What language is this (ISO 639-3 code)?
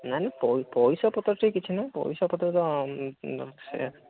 ori